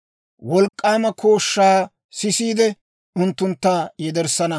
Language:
Dawro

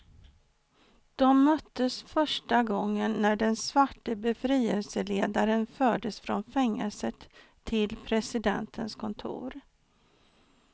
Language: Swedish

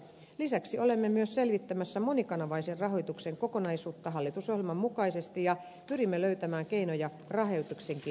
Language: Finnish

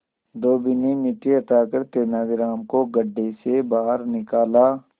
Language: Hindi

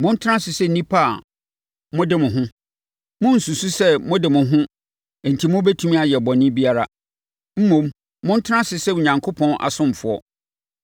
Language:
Akan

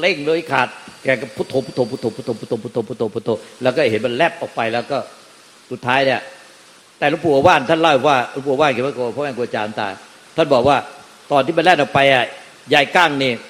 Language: Thai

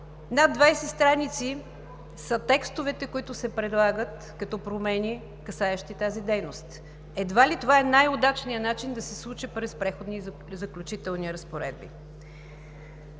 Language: Bulgarian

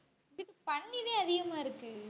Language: Tamil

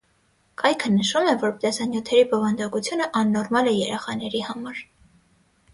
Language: Armenian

